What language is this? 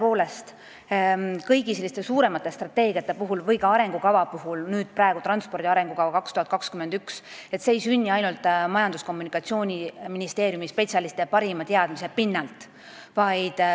Estonian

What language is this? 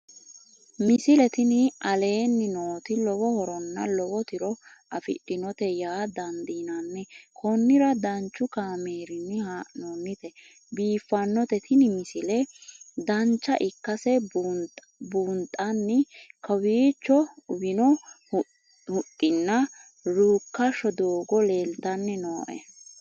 Sidamo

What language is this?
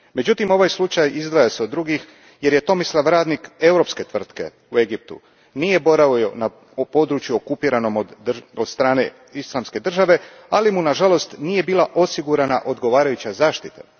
Croatian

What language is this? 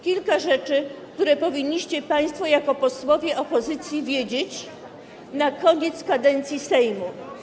Polish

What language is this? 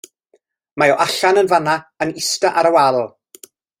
Welsh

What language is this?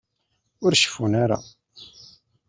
Kabyle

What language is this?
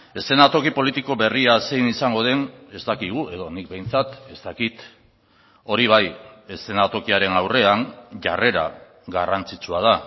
Basque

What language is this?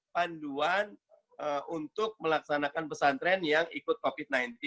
Indonesian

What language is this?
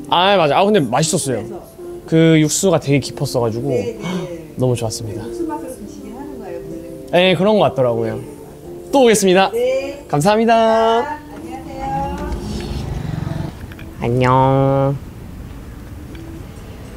Korean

